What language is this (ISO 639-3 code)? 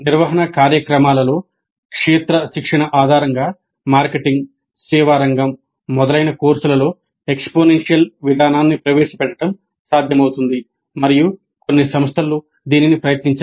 tel